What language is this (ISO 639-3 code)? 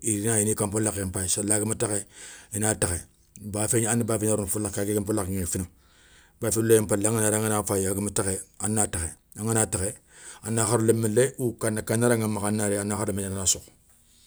snk